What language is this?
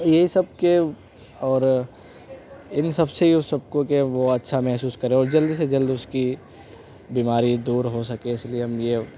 Urdu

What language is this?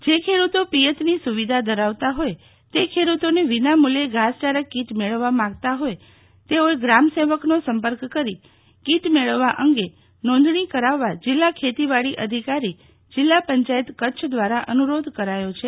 Gujarati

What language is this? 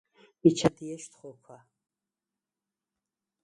Svan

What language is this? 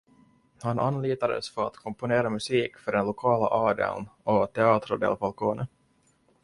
Swedish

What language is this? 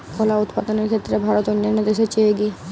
Bangla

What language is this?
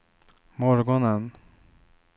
Swedish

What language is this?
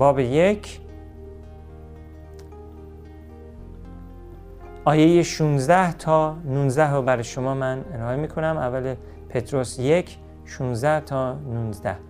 Persian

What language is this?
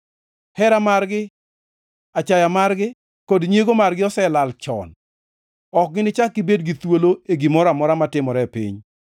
Luo (Kenya and Tanzania)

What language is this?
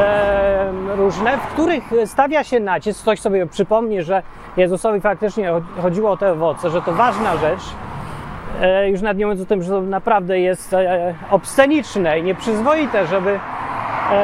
Polish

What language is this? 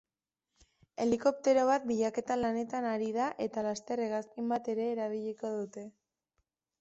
Basque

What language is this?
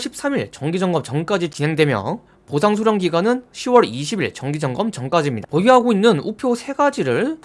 Korean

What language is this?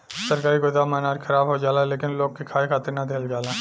Bhojpuri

